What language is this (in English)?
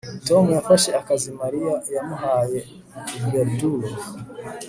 Kinyarwanda